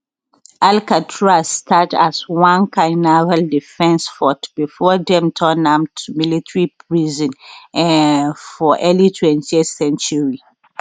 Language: Nigerian Pidgin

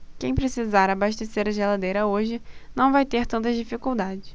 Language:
Portuguese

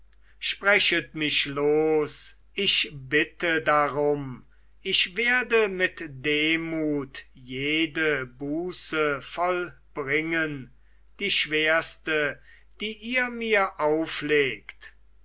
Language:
German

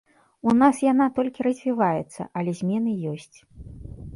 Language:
Belarusian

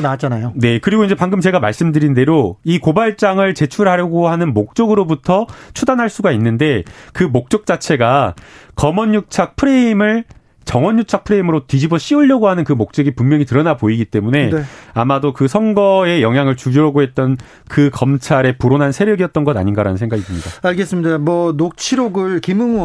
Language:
Korean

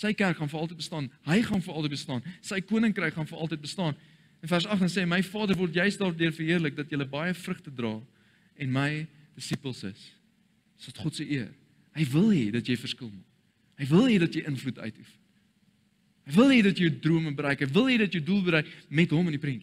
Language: Dutch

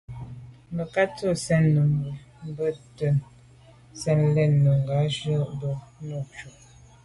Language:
Medumba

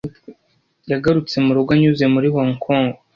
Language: Kinyarwanda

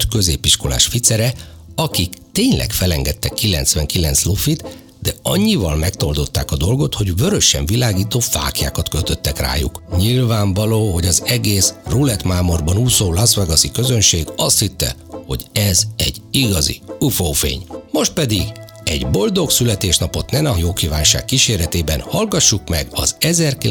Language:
Hungarian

